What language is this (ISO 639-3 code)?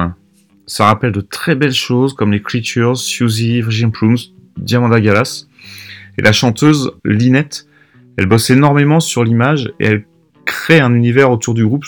fra